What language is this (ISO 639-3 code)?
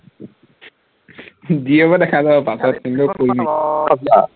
asm